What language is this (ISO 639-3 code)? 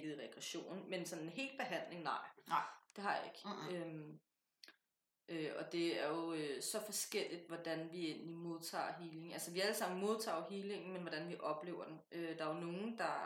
dan